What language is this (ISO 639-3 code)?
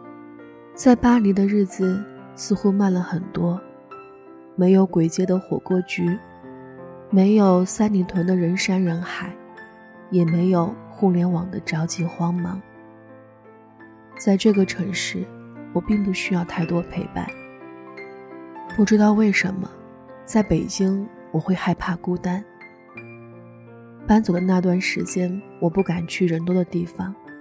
zho